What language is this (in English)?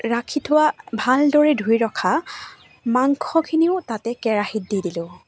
Assamese